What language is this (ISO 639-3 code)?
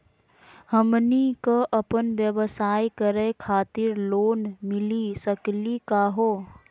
mag